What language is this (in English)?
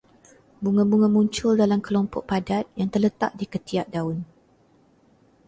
Malay